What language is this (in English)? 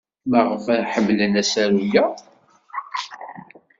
Kabyle